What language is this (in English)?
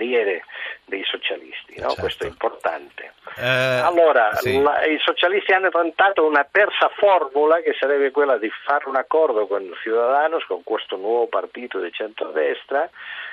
Italian